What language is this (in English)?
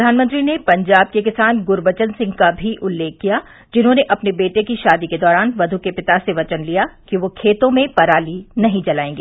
Hindi